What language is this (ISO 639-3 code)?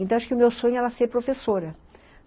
por